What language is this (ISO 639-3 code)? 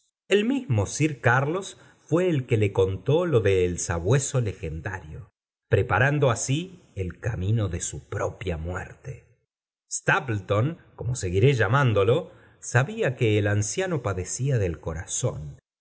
spa